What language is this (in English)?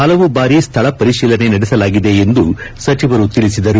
Kannada